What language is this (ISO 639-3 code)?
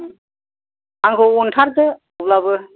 brx